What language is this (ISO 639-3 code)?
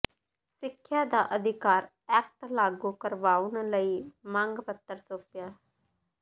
pan